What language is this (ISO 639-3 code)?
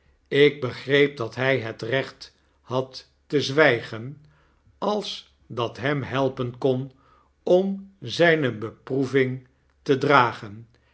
nld